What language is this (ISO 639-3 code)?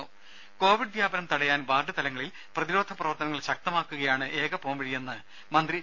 mal